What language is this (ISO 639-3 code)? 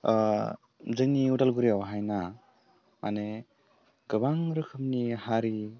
brx